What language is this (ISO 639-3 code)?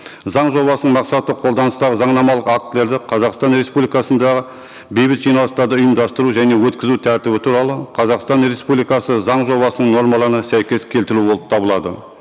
kaz